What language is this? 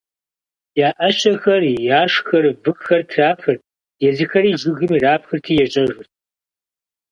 Kabardian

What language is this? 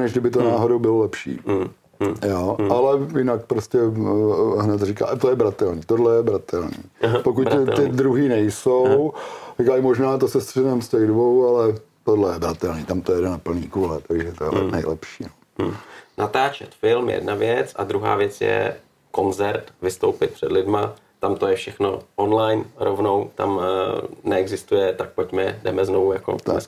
Czech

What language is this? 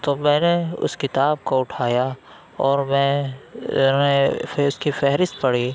Urdu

